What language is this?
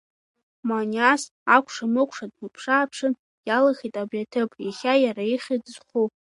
Abkhazian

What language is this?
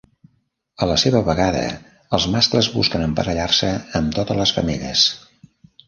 Catalan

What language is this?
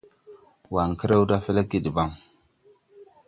Tupuri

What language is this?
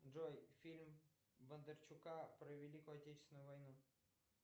Russian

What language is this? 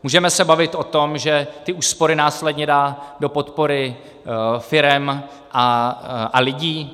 Czech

